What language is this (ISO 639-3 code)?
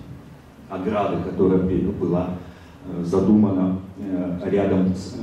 rus